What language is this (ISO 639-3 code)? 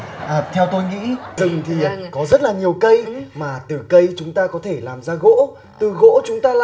vie